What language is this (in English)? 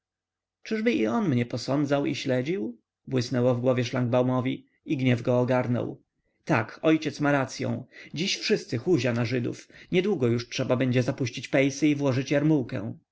Polish